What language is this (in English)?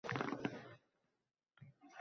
Uzbek